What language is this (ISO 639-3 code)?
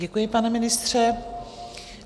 ces